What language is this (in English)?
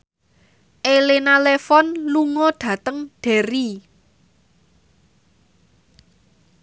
Javanese